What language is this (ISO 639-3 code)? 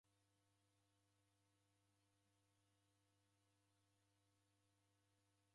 dav